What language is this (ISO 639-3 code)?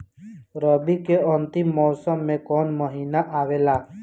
bho